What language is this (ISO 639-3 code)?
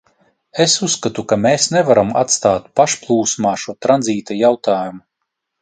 lav